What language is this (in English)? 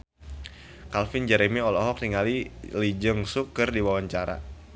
Sundanese